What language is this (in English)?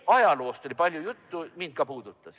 Estonian